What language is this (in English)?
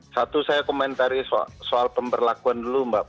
Indonesian